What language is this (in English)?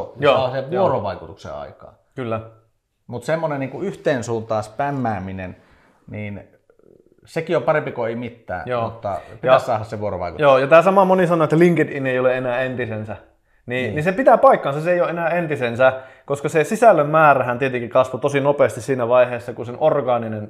Finnish